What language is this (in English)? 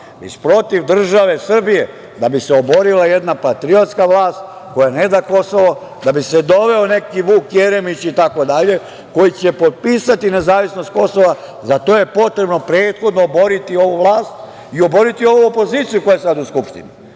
Serbian